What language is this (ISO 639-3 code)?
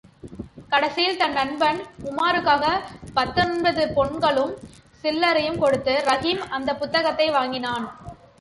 tam